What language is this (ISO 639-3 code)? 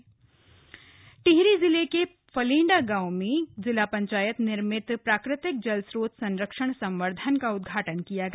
hin